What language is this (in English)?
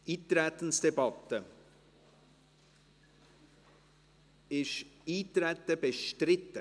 Swiss German